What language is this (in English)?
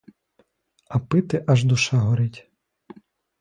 Ukrainian